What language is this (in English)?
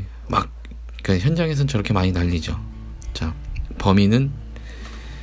Korean